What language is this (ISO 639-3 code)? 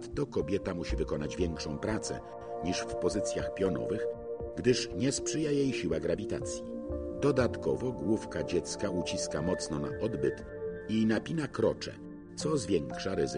pol